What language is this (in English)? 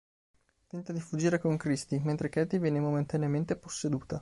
Italian